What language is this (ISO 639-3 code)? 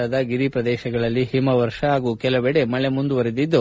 kan